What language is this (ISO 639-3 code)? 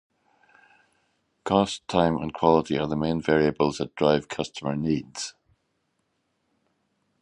eng